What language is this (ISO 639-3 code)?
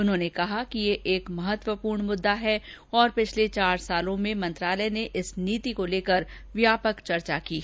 hin